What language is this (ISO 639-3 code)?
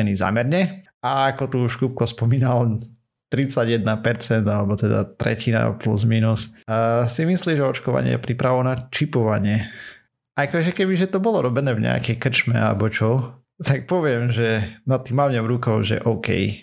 slk